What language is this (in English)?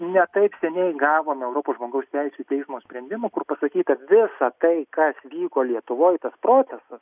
Lithuanian